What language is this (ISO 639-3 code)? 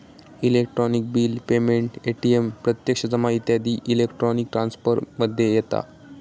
mar